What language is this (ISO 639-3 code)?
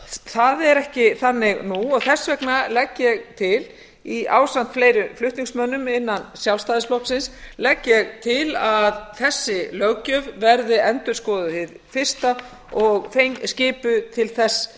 isl